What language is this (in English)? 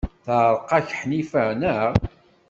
Kabyle